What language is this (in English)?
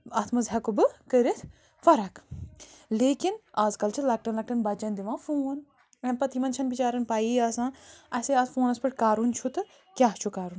Kashmiri